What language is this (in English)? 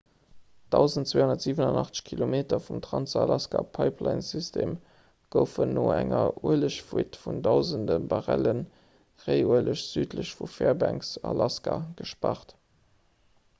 Luxembourgish